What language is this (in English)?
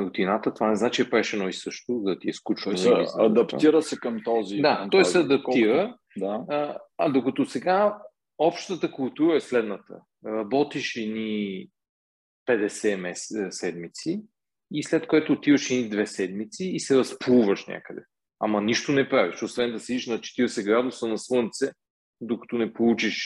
Bulgarian